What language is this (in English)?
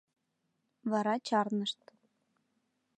Mari